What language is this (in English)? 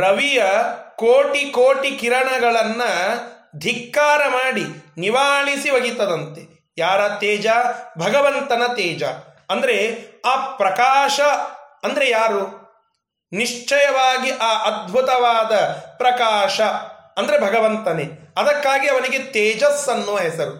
Kannada